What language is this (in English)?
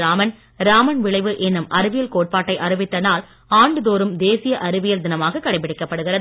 Tamil